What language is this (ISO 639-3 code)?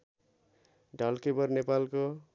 nep